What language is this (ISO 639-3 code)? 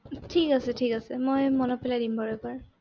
asm